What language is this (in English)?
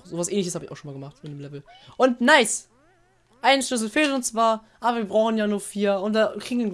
German